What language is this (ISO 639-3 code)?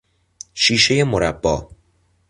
fas